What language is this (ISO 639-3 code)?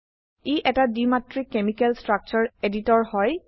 asm